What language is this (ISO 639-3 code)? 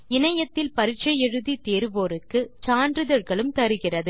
tam